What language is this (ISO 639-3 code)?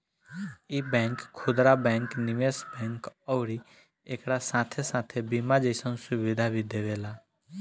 bho